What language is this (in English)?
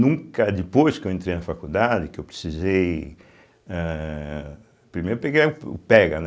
Portuguese